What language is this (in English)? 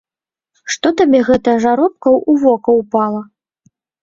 Belarusian